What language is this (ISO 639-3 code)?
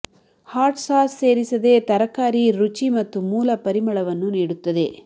kan